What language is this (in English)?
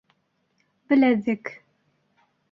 Bashkir